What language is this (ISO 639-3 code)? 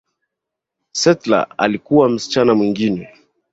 swa